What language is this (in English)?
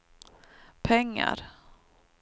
Swedish